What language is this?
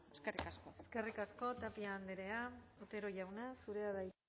Basque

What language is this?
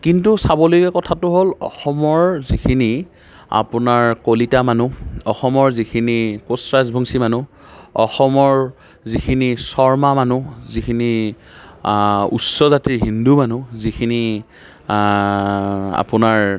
Assamese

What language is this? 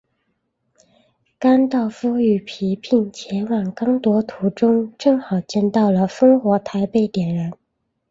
Chinese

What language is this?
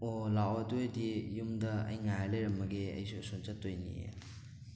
Manipuri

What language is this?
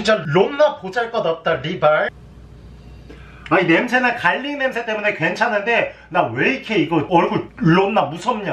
Korean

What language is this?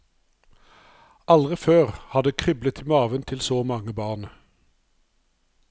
Norwegian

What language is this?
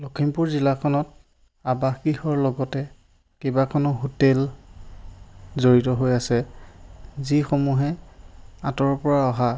Assamese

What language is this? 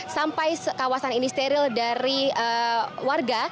Indonesian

